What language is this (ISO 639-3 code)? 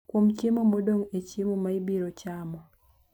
luo